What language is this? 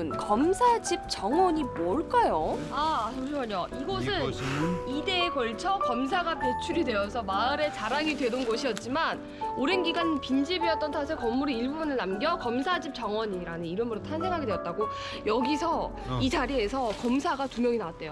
Korean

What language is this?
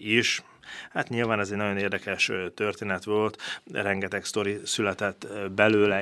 Hungarian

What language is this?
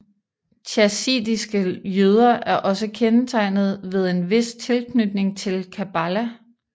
Danish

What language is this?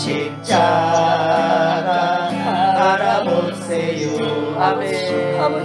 Korean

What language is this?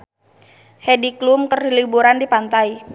Sundanese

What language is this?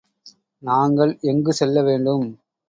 Tamil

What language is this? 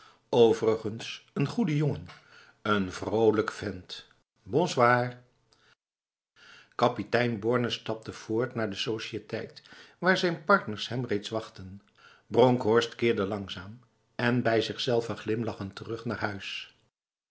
Dutch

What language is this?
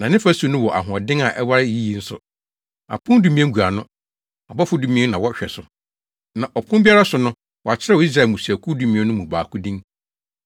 Akan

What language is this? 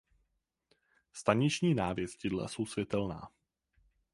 Czech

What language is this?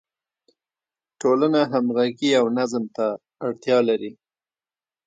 Pashto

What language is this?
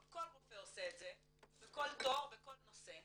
Hebrew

